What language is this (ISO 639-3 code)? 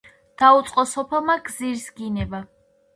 kat